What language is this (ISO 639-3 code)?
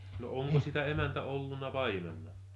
fin